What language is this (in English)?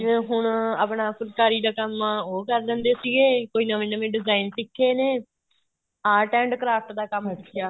Punjabi